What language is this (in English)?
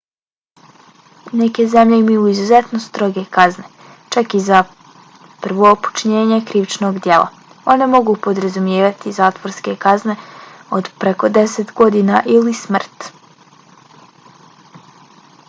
Bosnian